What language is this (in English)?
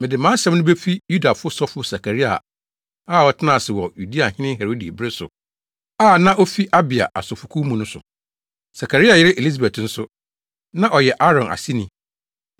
Akan